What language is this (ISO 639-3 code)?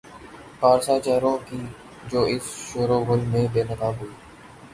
urd